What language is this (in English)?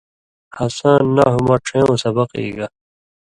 Indus Kohistani